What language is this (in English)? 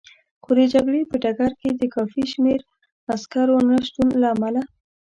Pashto